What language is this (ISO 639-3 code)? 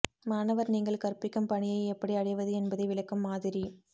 tam